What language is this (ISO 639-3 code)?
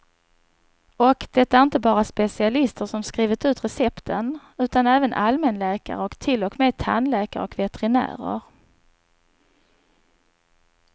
swe